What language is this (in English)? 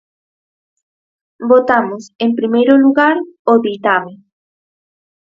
Galician